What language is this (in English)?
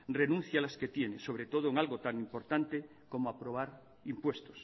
Spanish